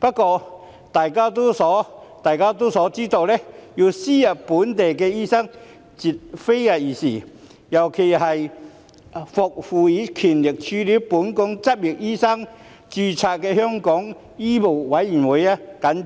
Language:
Cantonese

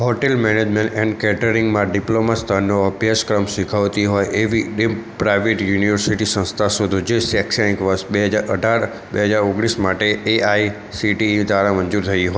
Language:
Gujarati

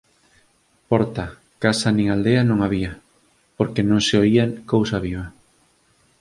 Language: Galician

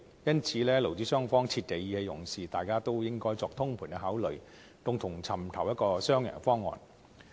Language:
Cantonese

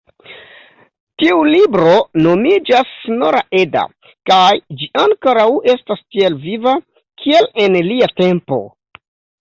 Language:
Esperanto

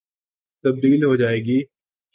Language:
Urdu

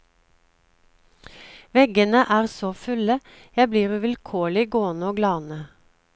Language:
Norwegian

